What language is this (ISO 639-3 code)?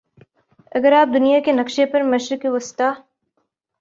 urd